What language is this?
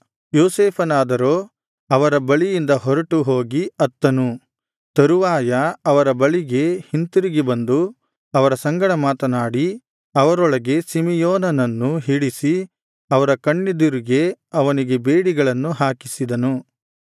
Kannada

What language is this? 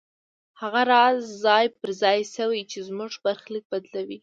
Pashto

